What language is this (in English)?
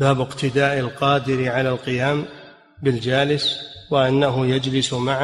Arabic